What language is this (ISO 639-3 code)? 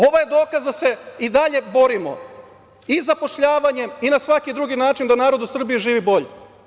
srp